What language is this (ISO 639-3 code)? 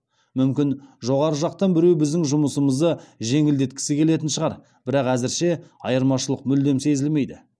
kaz